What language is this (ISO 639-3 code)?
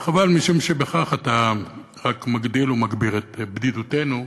heb